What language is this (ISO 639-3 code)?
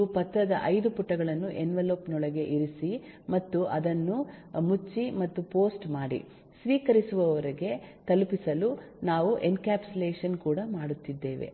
kan